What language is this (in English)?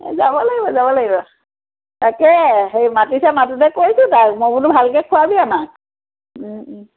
Assamese